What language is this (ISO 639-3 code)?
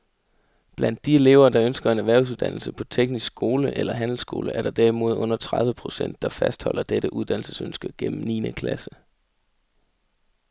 dan